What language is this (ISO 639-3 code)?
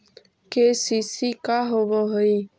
mag